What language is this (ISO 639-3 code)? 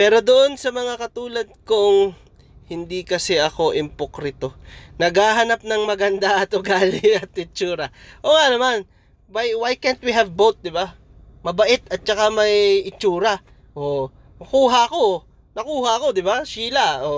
fil